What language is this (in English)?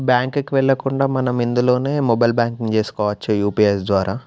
Telugu